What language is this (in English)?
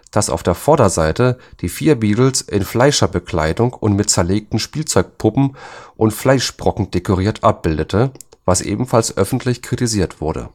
German